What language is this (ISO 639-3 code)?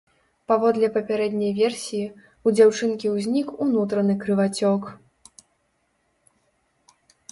bel